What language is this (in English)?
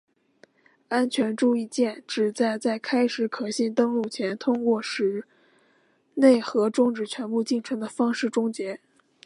Chinese